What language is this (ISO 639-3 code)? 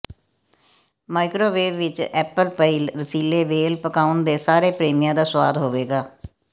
pan